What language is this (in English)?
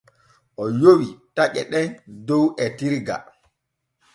Borgu Fulfulde